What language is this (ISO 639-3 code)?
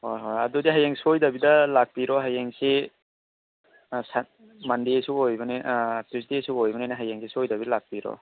mni